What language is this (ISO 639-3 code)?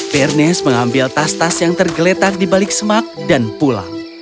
ind